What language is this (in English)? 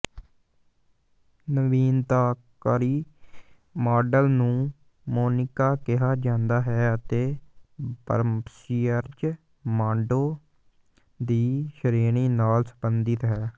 Punjabi